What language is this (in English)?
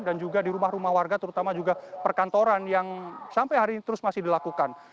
Indonesian